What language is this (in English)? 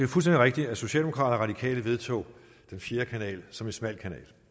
Danish